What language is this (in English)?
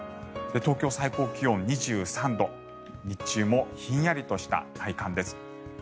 Japanese